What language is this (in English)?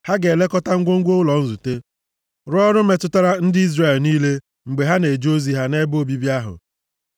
Igbo